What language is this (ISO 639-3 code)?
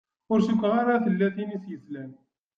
kab